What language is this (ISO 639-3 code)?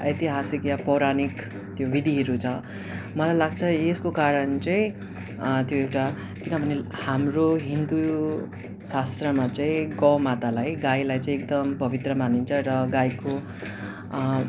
nep